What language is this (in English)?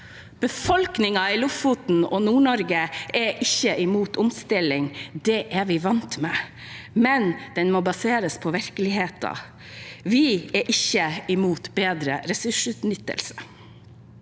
Norwegian